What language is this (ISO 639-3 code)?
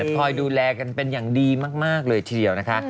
tha